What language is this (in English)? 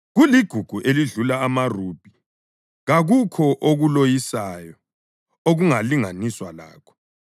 North Ndebele